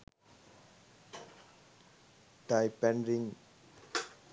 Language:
Sinhala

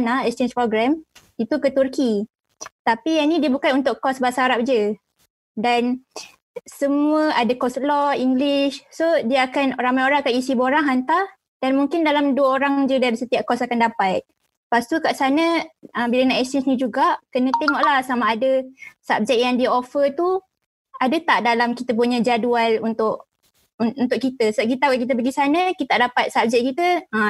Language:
Malay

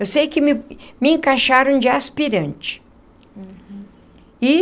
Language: Portuguese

